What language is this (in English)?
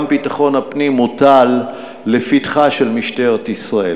Hebrew